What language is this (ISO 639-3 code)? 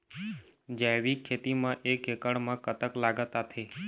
hne